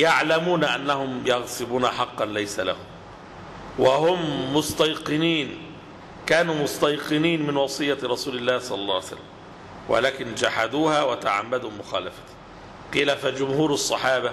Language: Arabic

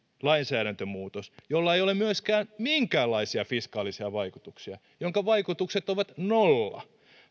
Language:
Finnish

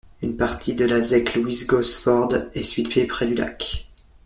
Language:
French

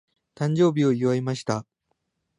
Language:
Japanese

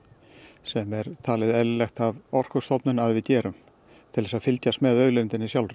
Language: Icelandic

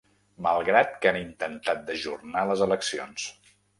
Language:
Catalan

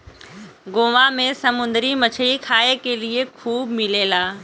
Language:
Bhojpuri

